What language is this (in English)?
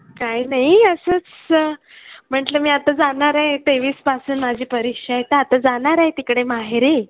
Marathi